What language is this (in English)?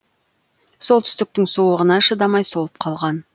Kazakh